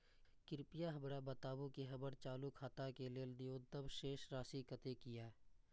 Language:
Maithili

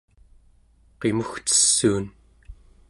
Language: Central Yupik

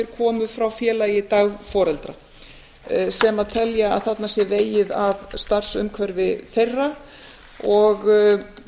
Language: Icelandic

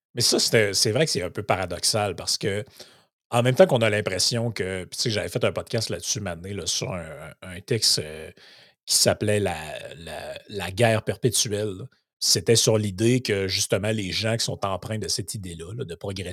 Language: French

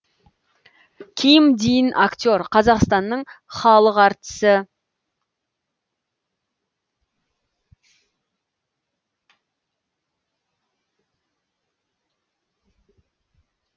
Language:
Kazakh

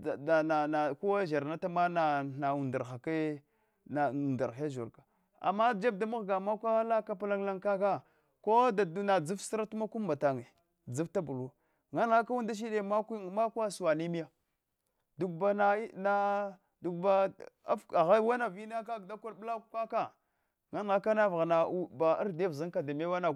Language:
Hwana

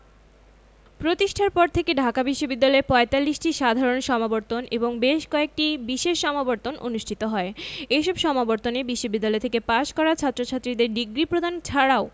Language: Bangla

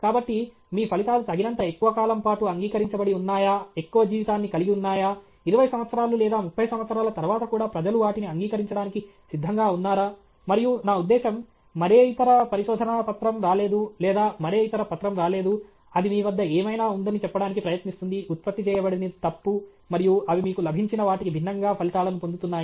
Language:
Telugu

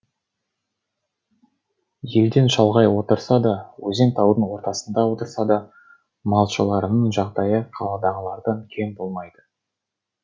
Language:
Kazakh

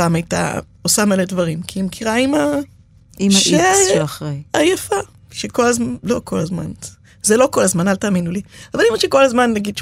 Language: Hebrew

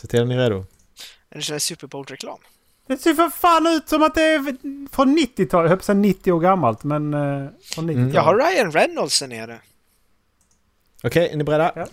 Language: Swedish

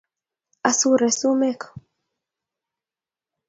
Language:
Kalenjin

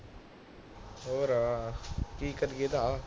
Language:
Punjabi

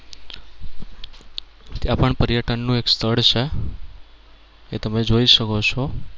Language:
Gujarati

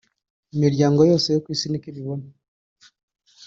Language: Kinyarwanda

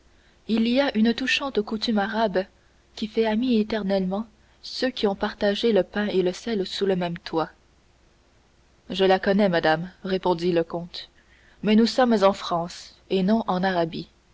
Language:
French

